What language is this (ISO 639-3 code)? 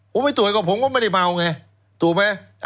tha